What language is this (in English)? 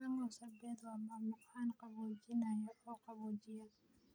Somali